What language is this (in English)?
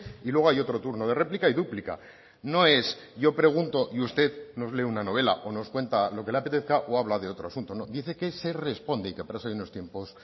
Spanish